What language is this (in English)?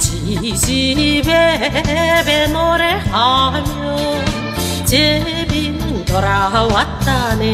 Korean